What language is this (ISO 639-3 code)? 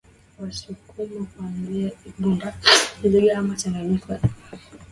swa